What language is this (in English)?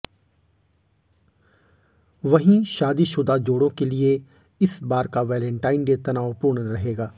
Hindi